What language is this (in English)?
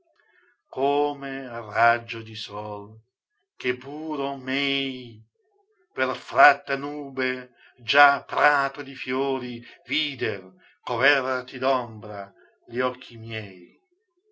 Italian